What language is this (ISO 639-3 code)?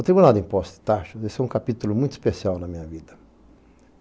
por